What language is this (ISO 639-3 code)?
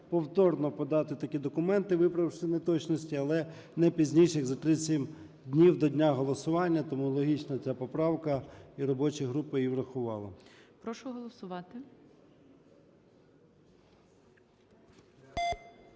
ukr